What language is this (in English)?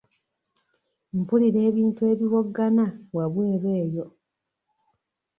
Ganda